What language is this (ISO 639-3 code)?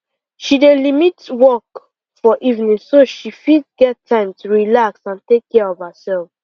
pcm